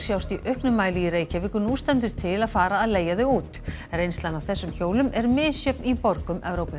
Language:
Icelandic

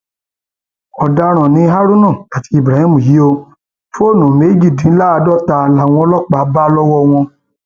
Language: Yoruba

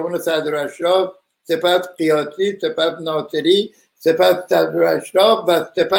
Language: Persian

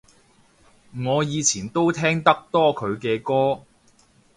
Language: Cantonese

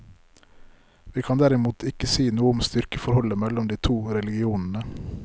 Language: Norwegian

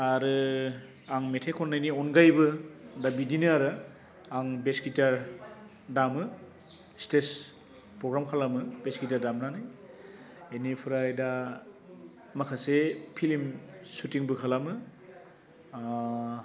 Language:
Bodo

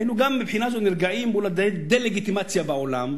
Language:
Hebrew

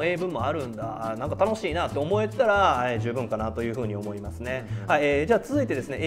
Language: Japanese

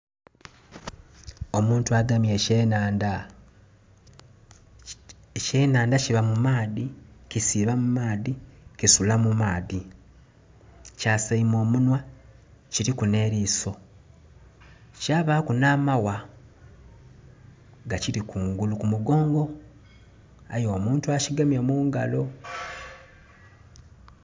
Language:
Soga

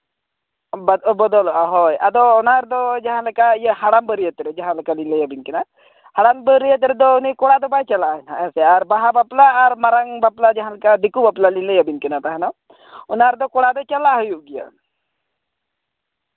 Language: Santali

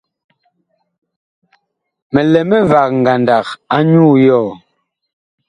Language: Bakoko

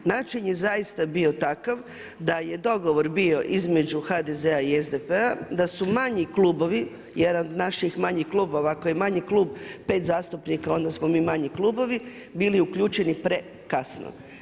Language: Croatian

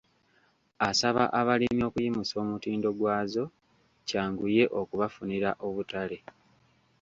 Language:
Ganda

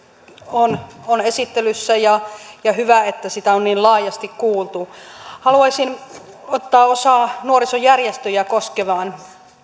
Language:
Finnish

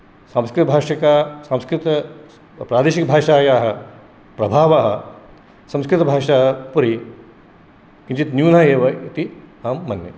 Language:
Sanskrit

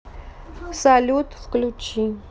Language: Russian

